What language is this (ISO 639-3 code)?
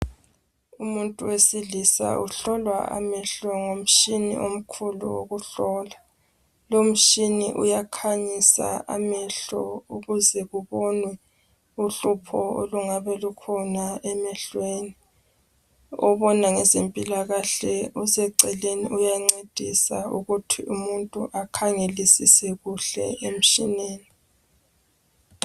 nde